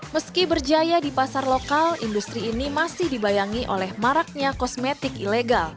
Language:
Indonesian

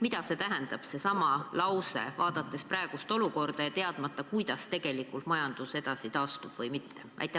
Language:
Estonian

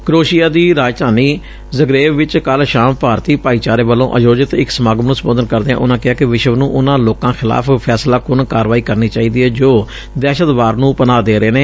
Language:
Punjabi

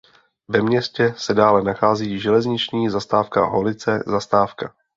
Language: Czech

